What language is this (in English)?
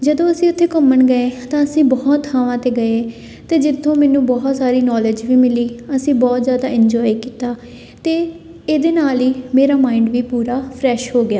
Punjabi